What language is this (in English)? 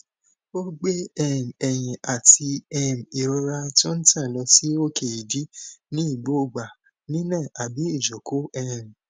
Yoruba